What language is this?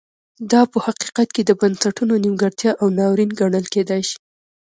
Pashto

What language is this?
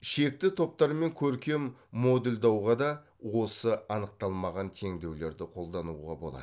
Kazakh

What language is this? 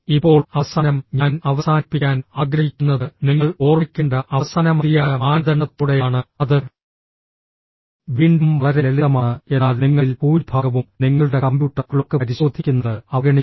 Malayalam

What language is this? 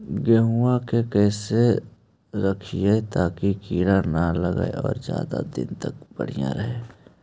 Magahi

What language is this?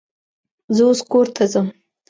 Pashto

